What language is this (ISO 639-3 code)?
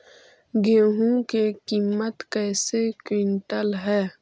mag